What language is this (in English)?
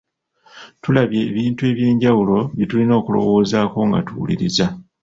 Ganda